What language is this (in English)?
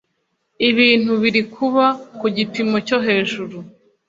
Kinyarwanda